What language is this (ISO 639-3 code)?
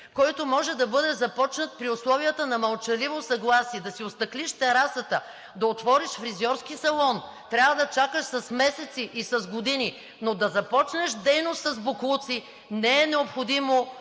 bul